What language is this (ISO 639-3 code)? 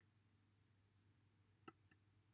cym